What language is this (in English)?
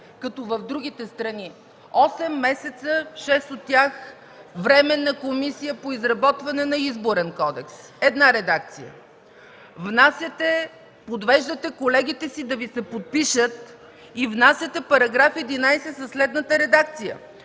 Bulgarian